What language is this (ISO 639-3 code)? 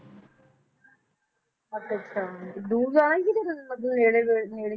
pan